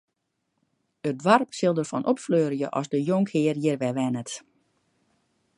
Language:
Western Frisian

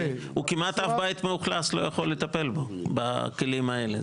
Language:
Hebrew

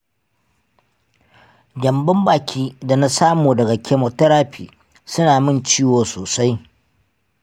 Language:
Hausa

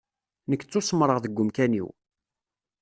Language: Kabyle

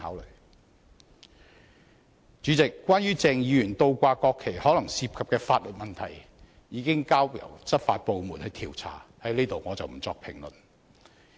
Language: Cantonese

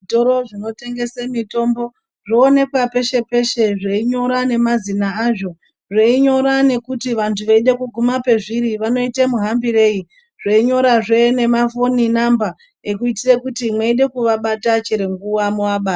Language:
Ndau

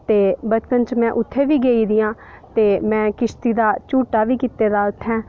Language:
Dogri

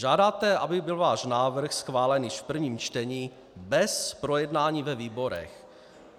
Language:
Czech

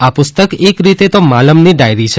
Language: Gujarati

